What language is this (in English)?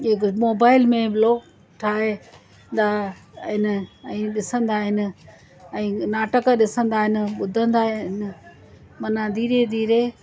Sindhi